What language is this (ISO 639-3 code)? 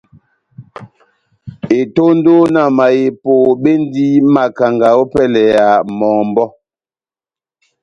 bnm